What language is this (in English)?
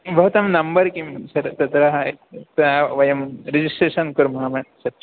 Sanskrit